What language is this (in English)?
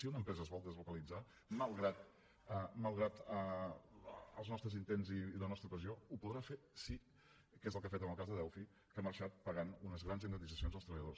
Catalan